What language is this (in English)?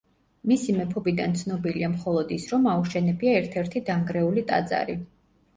Georgian